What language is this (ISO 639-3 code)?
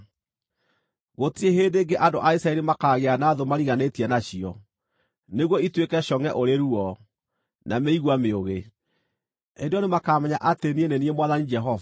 kik